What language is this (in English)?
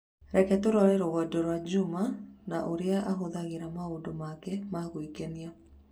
Kikuyu